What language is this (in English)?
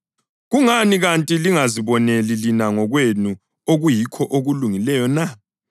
North Ndebele